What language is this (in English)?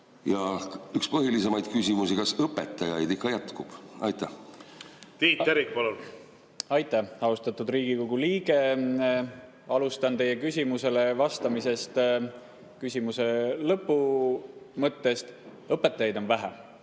Estonian